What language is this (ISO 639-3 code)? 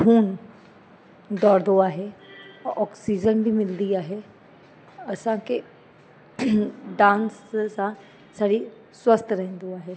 snd